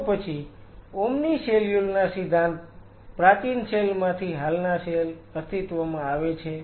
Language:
Gujarati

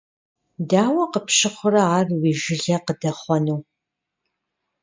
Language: Kabardian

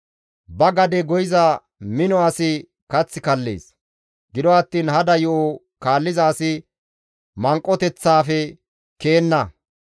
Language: Gamo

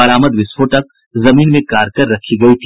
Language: Hindi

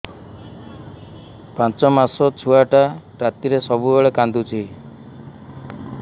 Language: Odia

